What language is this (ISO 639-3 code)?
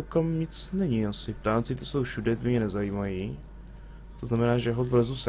ces